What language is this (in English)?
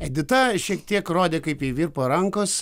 Lithuanian